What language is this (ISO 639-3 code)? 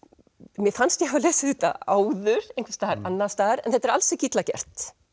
isl